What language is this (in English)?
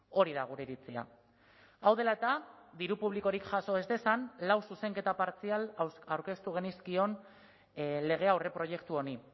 Basque